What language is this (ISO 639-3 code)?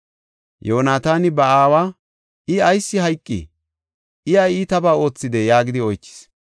gof